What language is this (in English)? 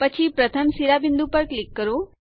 Gujarati